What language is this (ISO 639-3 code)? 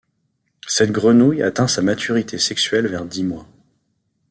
fra